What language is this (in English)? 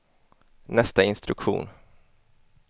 Swedish